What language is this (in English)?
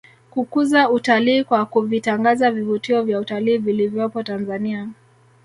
Swahili